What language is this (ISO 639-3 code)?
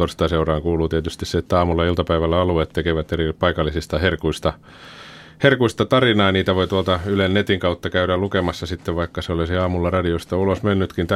fin